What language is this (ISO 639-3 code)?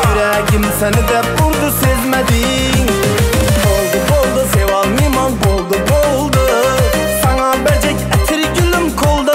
pol